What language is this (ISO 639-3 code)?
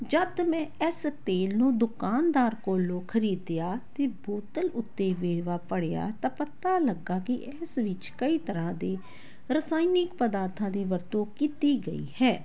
pan